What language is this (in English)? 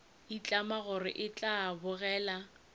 Northern Sotho